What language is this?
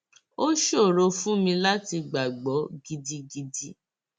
Yoruba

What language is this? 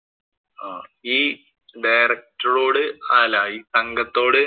Malayalam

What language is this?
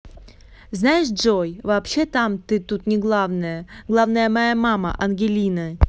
Russian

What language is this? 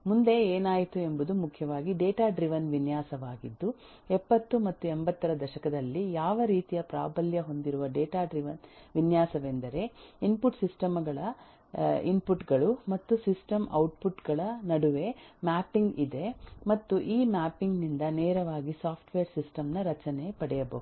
Kannada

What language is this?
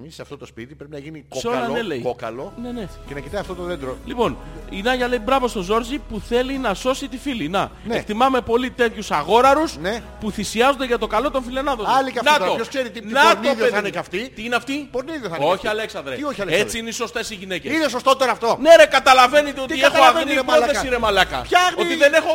Greek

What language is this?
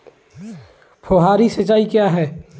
Hindi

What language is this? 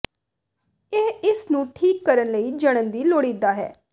Punjabi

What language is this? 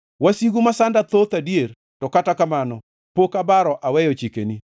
Luo (Kenya and Tanzania)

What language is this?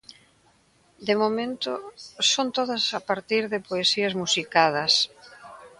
Galician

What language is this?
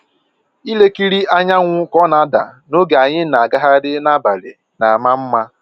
Igbo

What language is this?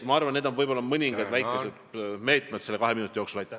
Estonian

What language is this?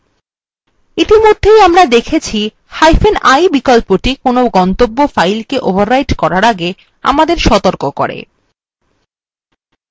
Bangla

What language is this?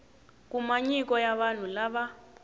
Tsonga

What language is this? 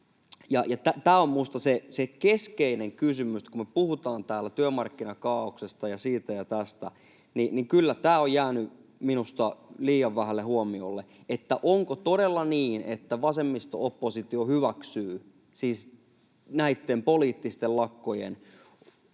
Finnish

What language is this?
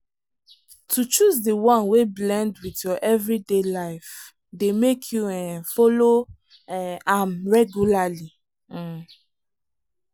Nigerian Pidgin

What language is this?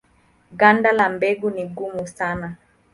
Swahili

